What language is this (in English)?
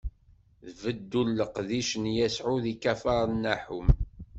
Kabyle